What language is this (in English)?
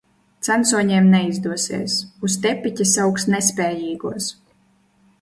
Latvian